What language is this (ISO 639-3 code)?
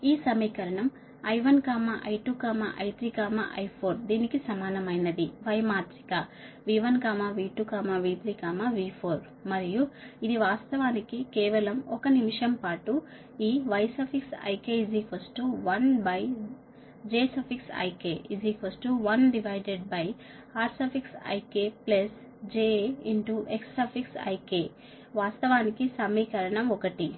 tel